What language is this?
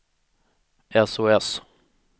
Swedish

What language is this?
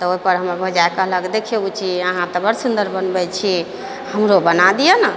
Maithili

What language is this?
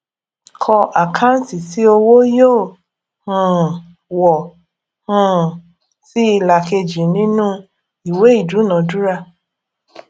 Yoruba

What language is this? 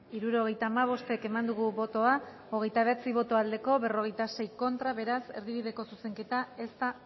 Basque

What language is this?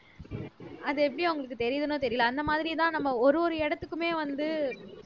Tamil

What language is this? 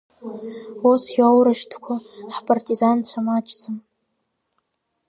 Abkhazian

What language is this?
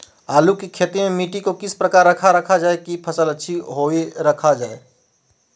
Magahi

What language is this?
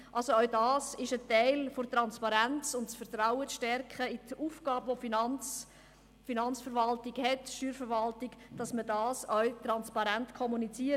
Swiss German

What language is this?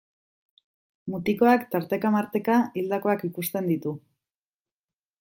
Basque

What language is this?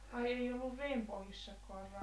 Finnish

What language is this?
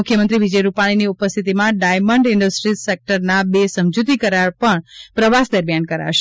Gujarati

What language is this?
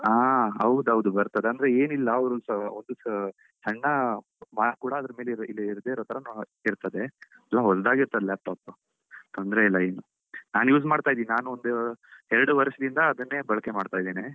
Kannada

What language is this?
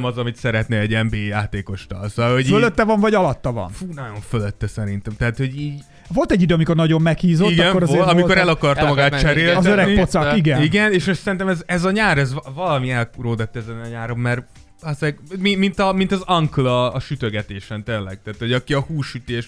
Hungarian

